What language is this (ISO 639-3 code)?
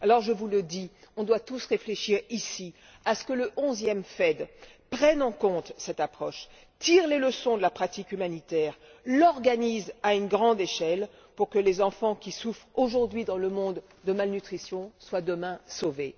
fra